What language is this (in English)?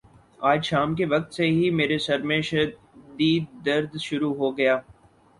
Urdu